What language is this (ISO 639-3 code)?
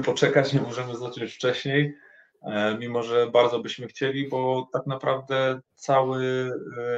pol